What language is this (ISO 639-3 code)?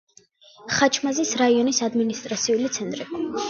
kat